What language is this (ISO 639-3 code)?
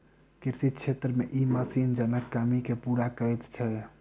mai